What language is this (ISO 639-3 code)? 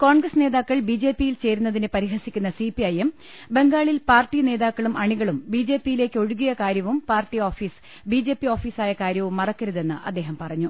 mal